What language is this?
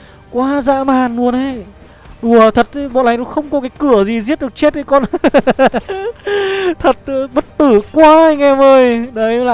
Vietnamese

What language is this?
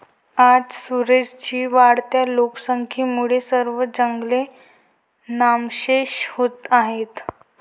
Marathi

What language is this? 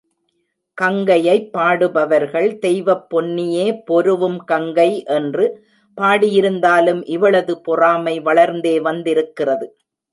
Tamil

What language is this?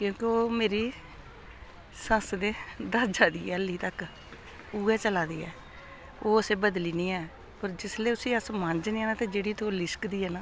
Dogri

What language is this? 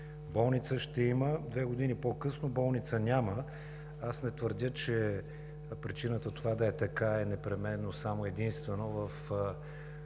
Bulgarian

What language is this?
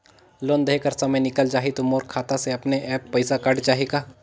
Chhattisgarhi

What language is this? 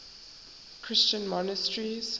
English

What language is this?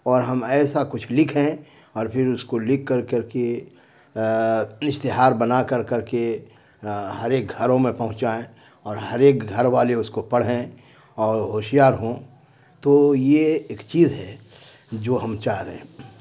Urdu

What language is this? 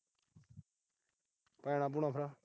Punjabi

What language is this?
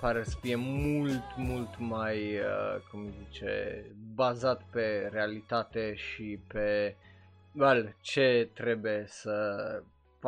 Romanian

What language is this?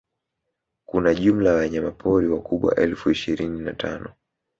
Swahili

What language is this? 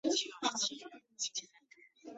Chinese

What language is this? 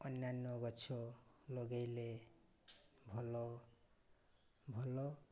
Odia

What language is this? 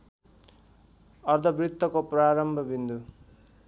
Nepali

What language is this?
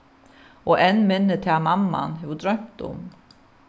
Faroese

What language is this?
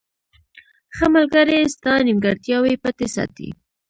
Pashto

